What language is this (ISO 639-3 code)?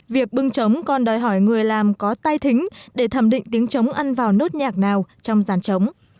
vie